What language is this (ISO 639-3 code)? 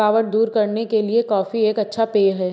hin